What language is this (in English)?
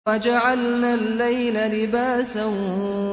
Arabic